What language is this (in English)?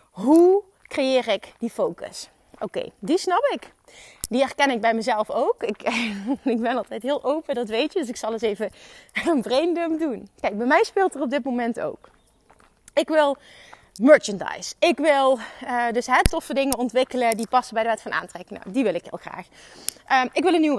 Dutch